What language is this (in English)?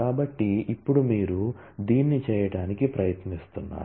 Telugu